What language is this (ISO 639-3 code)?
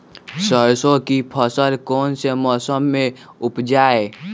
mag